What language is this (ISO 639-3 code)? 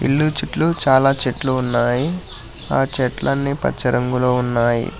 tel